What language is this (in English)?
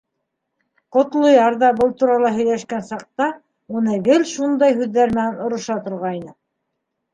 Bashkir